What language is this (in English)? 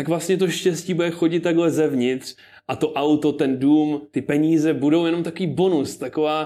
Czech